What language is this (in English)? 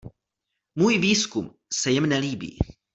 Czech